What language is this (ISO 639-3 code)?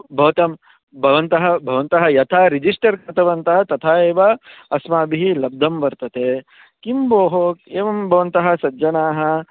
san